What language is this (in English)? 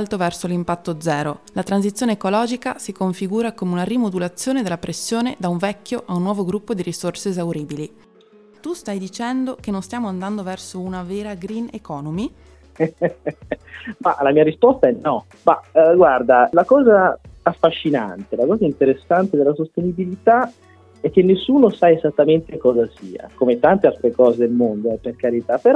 Italian